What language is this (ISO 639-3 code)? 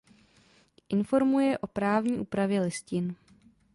ces